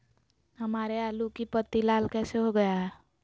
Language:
Magahi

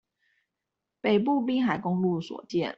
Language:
Chinese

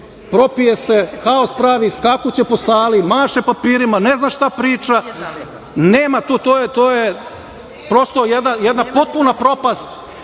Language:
Serbian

